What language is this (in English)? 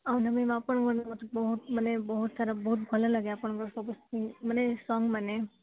Odia